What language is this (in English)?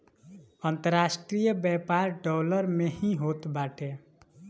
Bhojpuri